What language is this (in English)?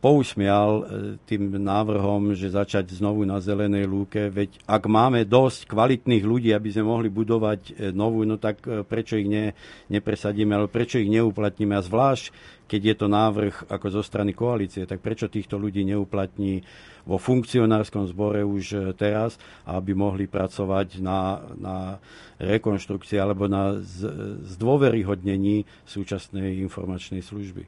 Slovak